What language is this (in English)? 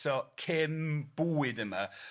Welsh